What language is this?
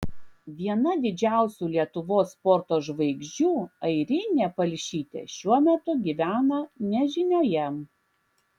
Lithuanian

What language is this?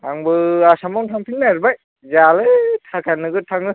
Bodo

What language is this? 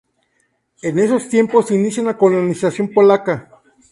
Spanish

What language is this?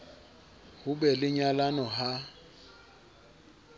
Southern Sotho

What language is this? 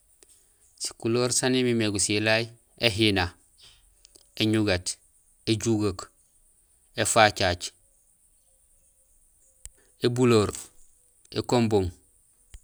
Gusilay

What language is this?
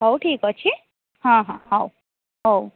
Odia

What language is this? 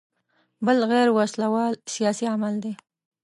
Pashto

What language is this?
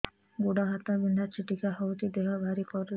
Odia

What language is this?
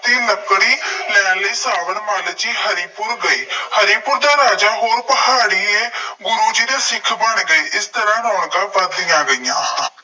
Punjabi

